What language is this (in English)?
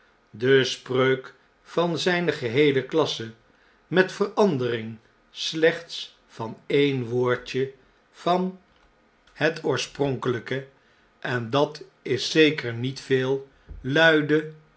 Dutch